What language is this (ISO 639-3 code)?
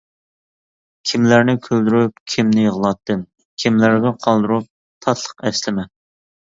uig